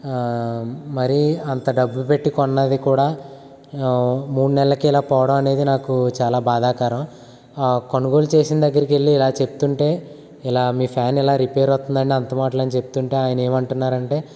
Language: Telugu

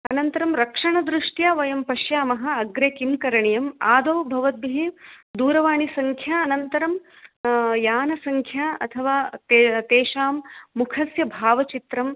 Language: Sanskrit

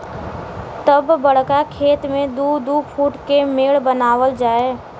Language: Bhojpuri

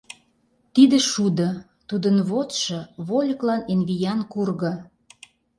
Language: Mari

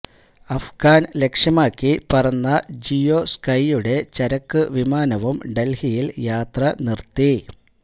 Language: Malayalam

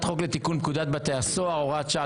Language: Hebrew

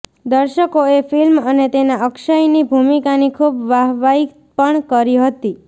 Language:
Gujarati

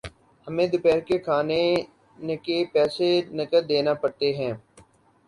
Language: Urdu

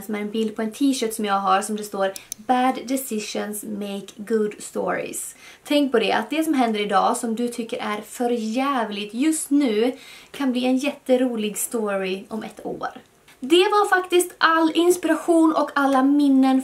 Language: Swedish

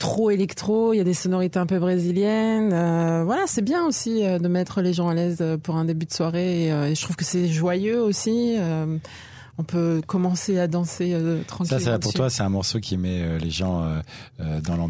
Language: French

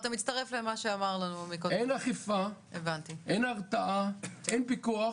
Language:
Hebrew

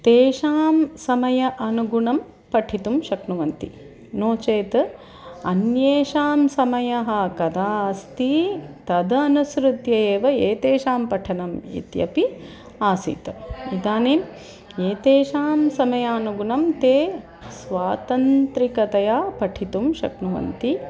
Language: Sanskrit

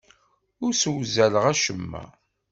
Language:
Kabyle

